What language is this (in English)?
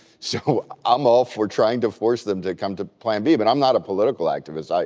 English